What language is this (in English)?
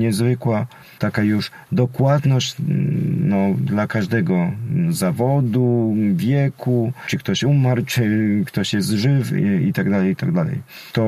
Polish